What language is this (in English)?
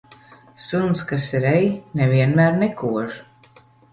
Latvian